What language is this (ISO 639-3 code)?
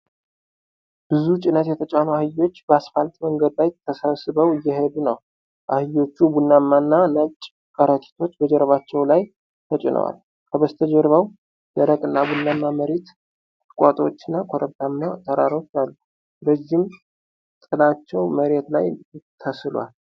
amh